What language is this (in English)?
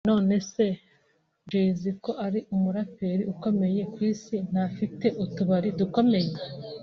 Kinyarwanda